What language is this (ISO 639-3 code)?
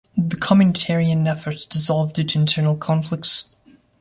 eng